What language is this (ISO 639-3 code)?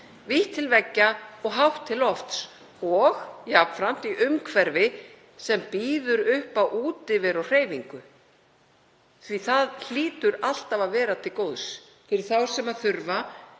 isl